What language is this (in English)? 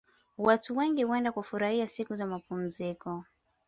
Swahili